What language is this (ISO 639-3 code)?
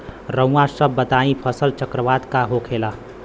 bho